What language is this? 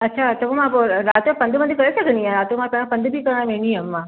Sindhi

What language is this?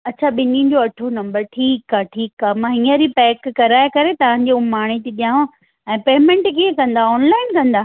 Sindhi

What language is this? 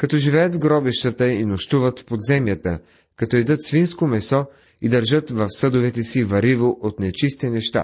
Bulgarian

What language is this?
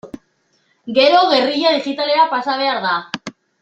Basque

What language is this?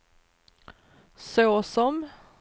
Swedish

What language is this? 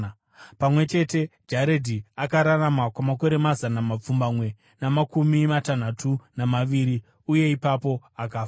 Shona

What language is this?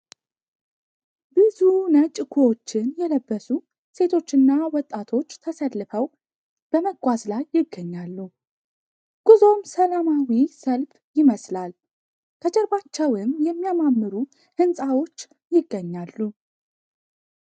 Amharic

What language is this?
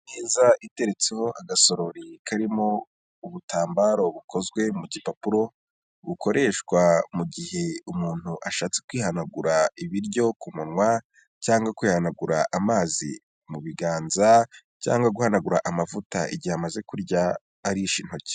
Kinyarwanda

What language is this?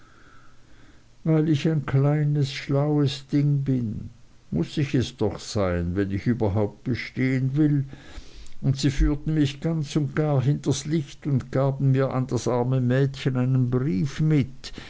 German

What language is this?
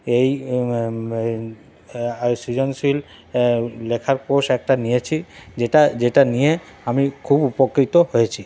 Bangla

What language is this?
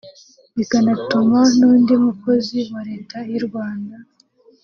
Kinyarwanda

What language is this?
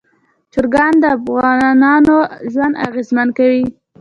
Pashto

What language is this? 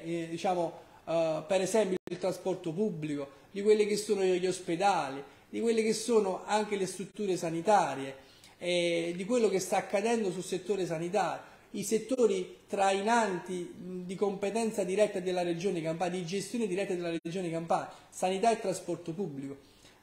Italian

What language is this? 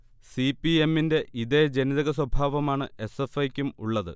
Malayalam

